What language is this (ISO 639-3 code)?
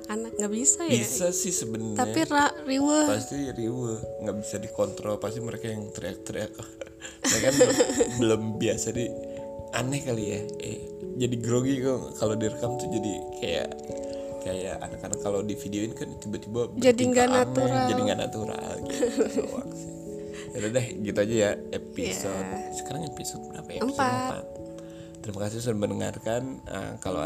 ind